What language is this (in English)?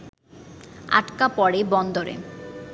Bangla